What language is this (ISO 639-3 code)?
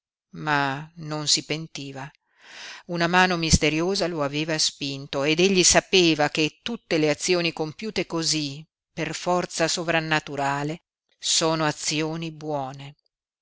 ita